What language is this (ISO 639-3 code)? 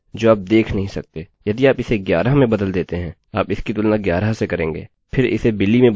hin